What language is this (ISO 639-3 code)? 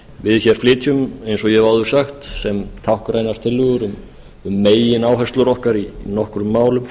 isl